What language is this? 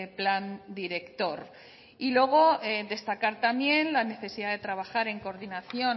Spanish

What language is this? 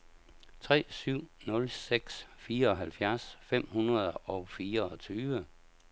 Danish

